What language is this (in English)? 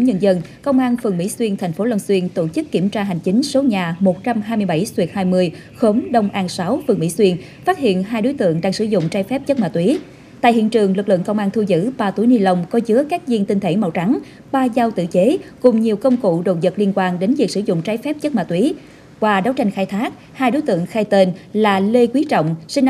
Vietnamese